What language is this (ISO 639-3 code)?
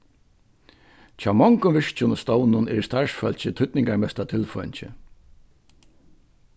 fao